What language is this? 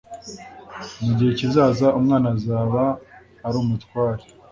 Kinyarwanda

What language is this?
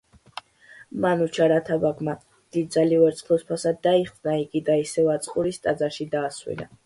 Georgian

